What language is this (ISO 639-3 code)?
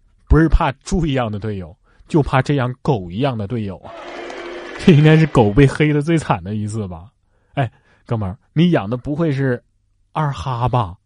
zho